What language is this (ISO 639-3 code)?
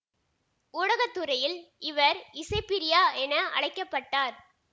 tam